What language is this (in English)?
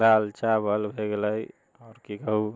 Maithili